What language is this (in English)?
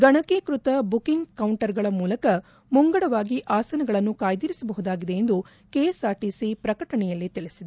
Kannada